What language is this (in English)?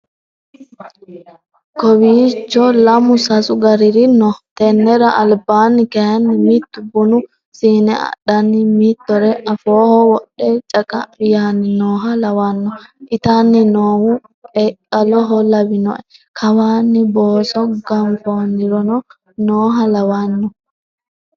Sidamo